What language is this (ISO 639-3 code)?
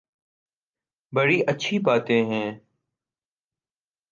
urd